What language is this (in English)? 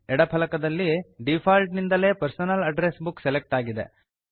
Kannada